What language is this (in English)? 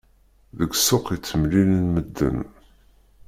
Kabyle